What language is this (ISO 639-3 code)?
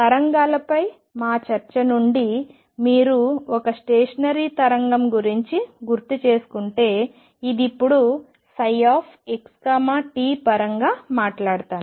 tel